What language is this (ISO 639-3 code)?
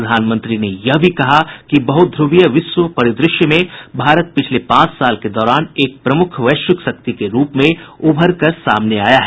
hin